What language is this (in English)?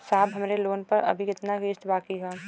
Bhojpuri